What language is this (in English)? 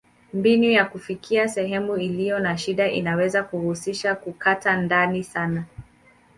Swahili